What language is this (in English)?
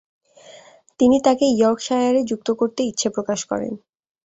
Bangla